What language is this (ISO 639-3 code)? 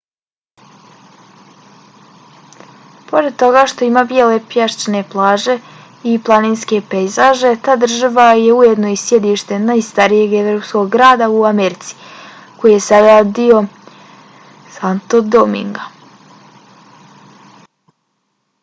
bos